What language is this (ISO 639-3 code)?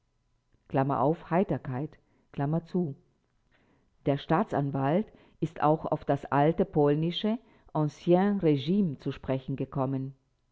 deu